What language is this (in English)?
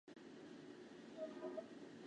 Chinese